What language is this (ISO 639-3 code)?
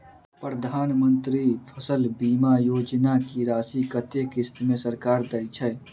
mai